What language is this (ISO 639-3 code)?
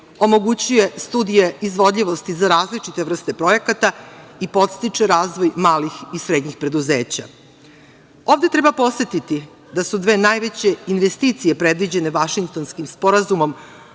srp